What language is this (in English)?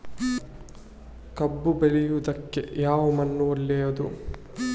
Kannada